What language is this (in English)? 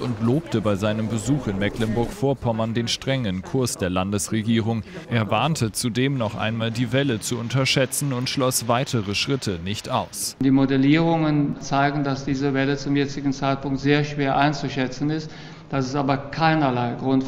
German